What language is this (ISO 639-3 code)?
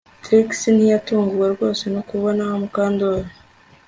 kin